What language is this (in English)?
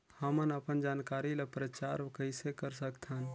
Chhattisgarhi